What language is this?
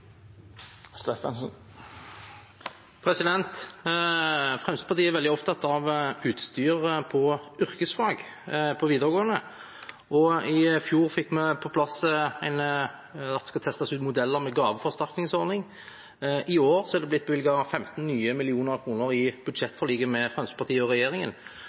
Norwegian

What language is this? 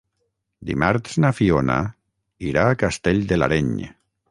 Catalan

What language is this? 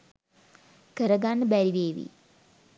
Sinhala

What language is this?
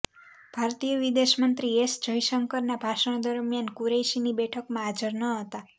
Gujarati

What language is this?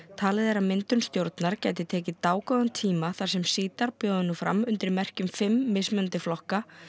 Icelandic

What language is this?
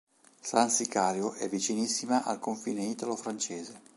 Italian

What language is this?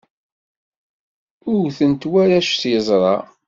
Kabyle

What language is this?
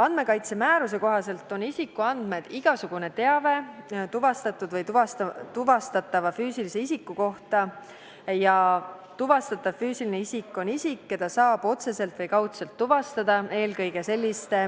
Estonian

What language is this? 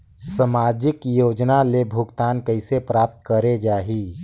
Chhattisgarhi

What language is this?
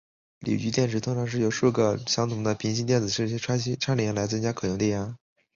Chinese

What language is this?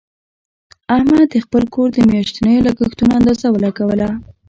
Pashto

